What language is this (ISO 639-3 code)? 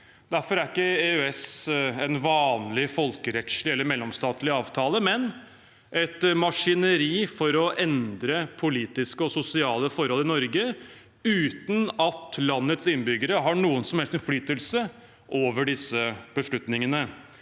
nor